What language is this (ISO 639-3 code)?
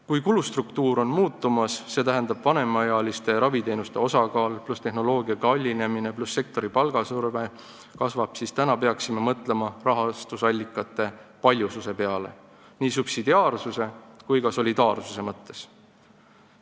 est